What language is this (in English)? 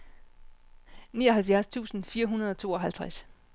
Danish